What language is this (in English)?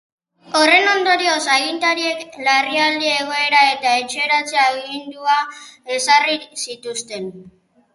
Basque